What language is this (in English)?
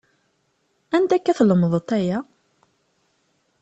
Kabyle